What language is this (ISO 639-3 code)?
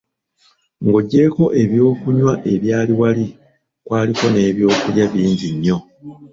lug